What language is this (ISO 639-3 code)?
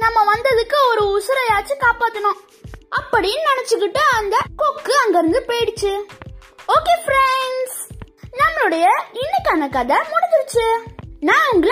tam